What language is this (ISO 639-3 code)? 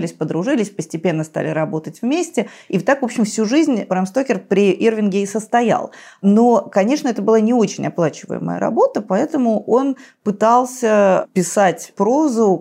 rus